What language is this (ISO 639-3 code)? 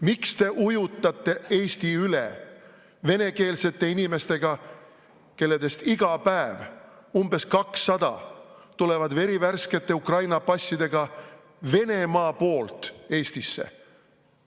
est